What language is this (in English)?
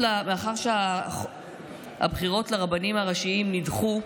Hebrew